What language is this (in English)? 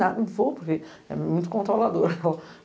Portuguese